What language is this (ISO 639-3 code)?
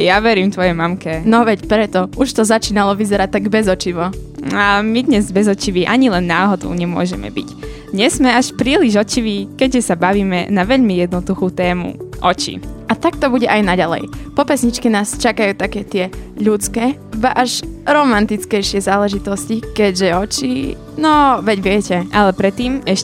slk